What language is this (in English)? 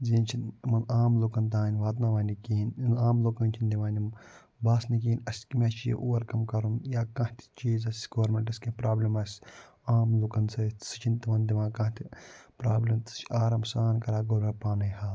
Kashmiri